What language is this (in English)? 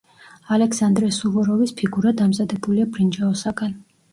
Georgian